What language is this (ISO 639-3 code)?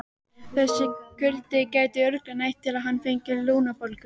isl